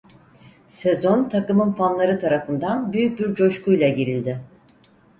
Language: Turkish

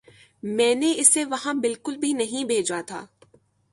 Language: Urdu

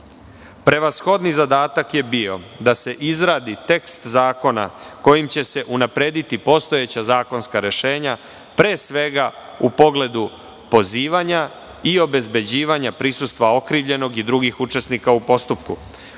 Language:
Serbian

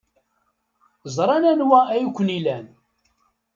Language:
Kabyle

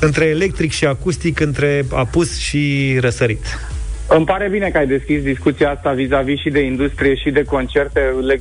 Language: Romanian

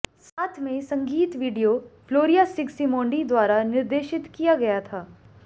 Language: Hindi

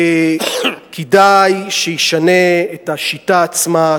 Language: Hebrew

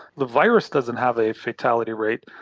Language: English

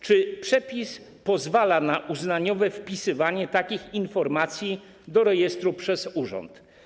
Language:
Polish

